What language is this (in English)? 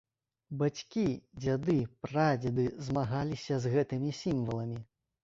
Belarusian